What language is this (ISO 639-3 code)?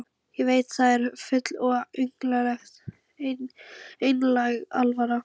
isl